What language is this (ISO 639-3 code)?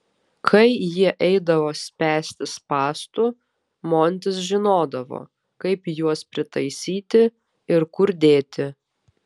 lit